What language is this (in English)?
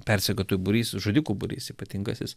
Lithuanian